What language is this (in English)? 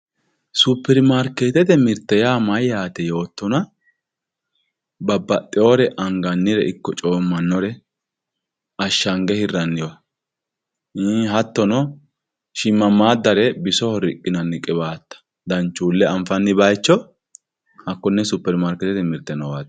Sidamo